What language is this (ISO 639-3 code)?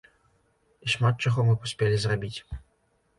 bel